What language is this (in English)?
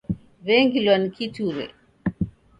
Taita